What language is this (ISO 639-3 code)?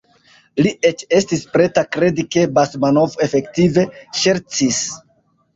epo